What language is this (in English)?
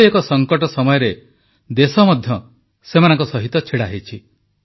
Odia